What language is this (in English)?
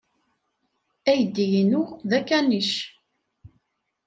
Kabyle